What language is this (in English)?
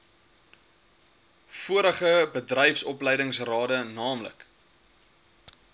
Afrikaans